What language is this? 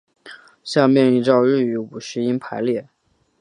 Chinese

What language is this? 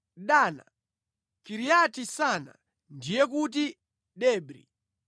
Nyanja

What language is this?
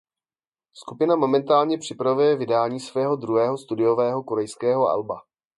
Czech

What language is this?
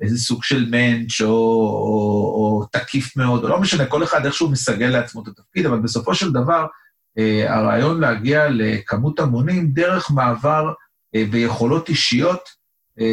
Hebrew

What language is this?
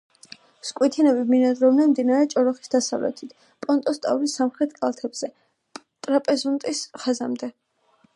Georgian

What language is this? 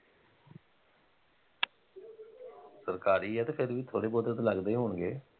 Punjabi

